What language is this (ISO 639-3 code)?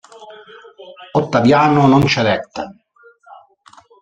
ita